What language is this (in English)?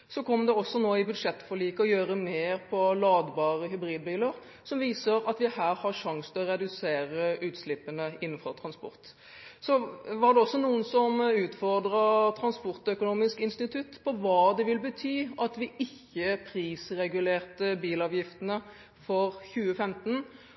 Norwegian Bokmål